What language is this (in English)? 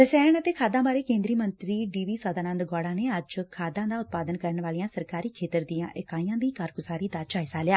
Punjabi